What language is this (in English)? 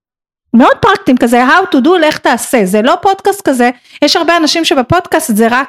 Hebrew